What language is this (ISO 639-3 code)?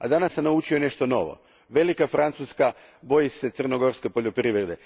hrv